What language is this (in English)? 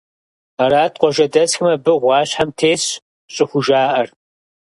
Kabardian